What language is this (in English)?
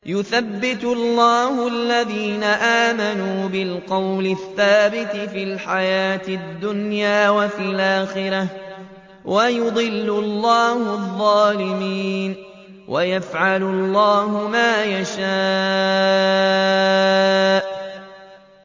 Arabic